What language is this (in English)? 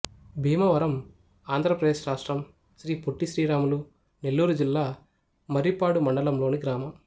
Telugu